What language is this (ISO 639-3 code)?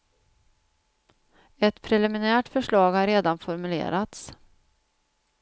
swe